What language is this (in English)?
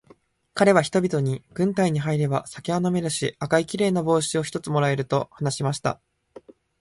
Japanese